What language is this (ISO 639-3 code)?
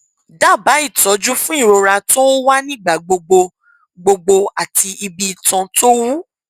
yor